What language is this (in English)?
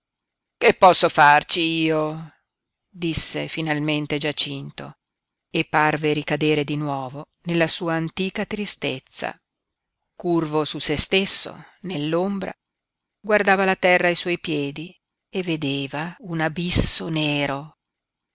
Italian